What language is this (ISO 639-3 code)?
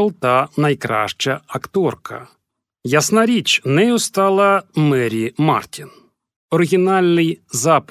ukr